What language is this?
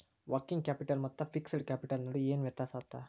Kannada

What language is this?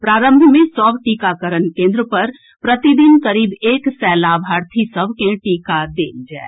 Maithili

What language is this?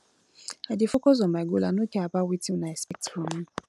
Nigerian Pidgin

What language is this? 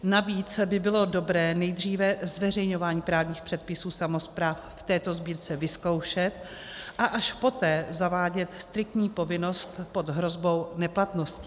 Czech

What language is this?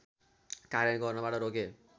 Nepali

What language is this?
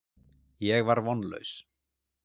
Icelandic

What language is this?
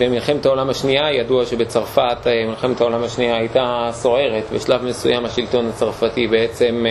Hebrew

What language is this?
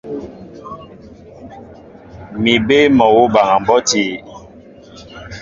Mbo (Cameroon)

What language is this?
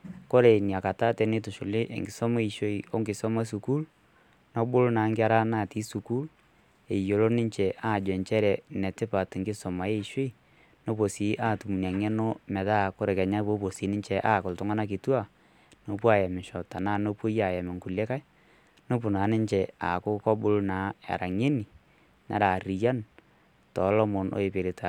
Masai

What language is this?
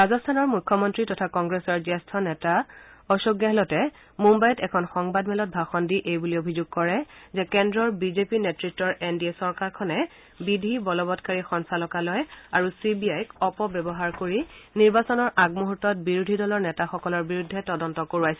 Assamese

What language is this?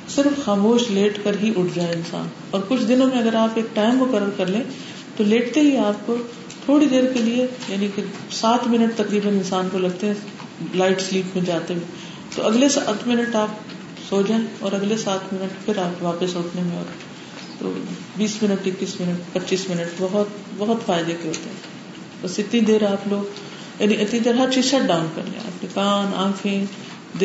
Urdu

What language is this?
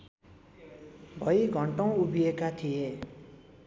Nepali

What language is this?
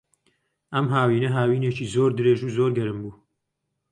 Central Kurdish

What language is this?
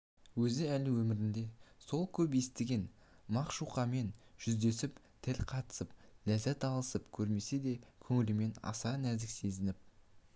Kazakh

